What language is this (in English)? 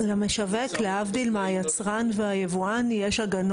Hebrew